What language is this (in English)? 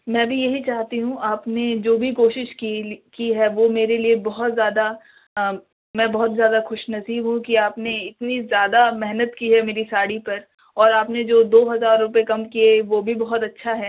Urdu